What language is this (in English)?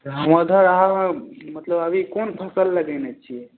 Maithili